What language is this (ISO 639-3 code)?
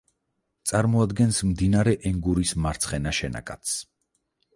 kat